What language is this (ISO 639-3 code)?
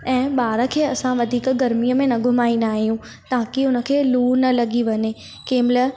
snd